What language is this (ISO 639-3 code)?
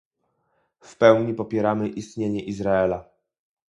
pol